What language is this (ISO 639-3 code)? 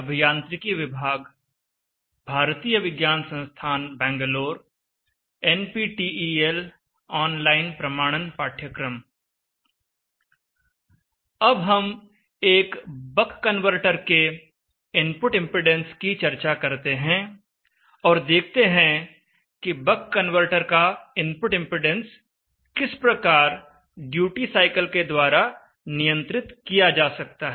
hin